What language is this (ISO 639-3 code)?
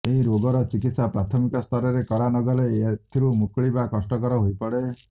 ori